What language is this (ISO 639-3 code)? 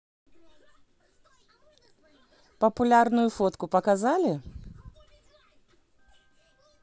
rus